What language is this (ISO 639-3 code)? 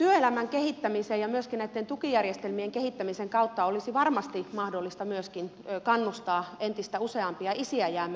fin